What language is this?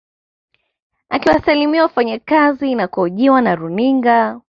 Swahili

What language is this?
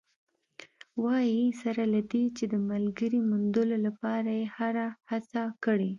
Pashto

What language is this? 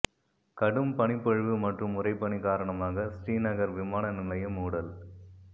Tamil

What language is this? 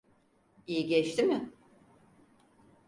Turkish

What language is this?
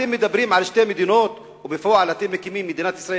Hebrew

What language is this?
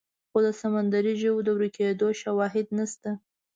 Pashto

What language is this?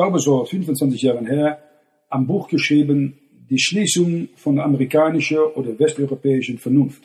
German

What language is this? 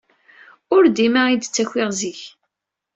Kabyle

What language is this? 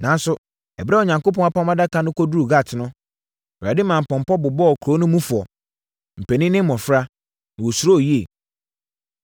Akan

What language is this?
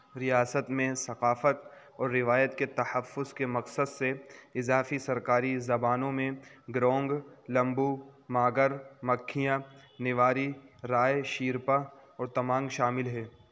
Urdu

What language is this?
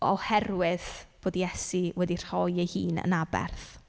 Welsh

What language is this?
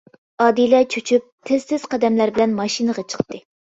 Uyghur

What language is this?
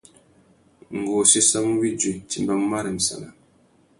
Tuki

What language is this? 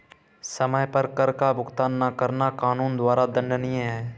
Hindi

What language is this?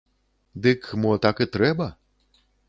Belarusian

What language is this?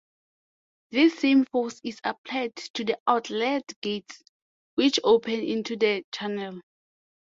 English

